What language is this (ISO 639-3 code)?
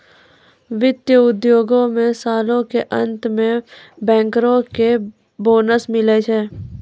mai